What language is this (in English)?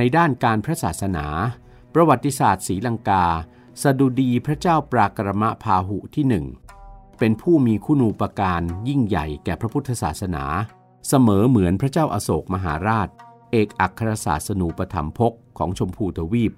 Thai